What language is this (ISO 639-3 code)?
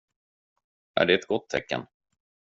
swe